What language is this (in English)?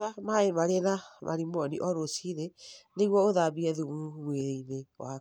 Kikuyu